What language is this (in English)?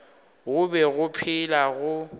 Northern Sotho